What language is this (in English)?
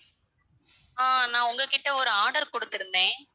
Tamil